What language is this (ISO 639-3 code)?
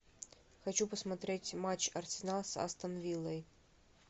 rus